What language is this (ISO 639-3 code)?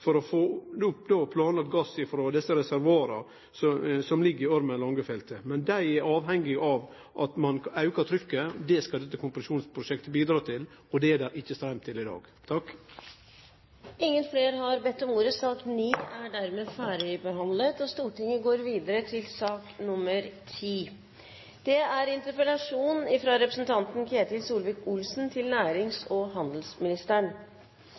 nor